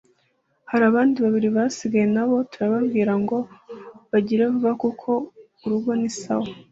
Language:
Kinyarwanda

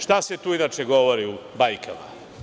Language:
Serbian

